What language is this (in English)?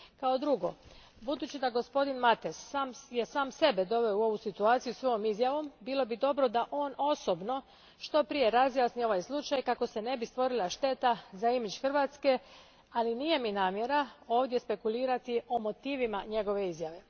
Croatian